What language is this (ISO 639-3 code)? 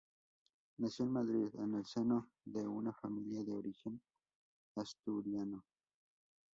spa